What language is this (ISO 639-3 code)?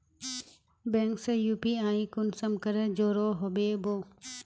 mag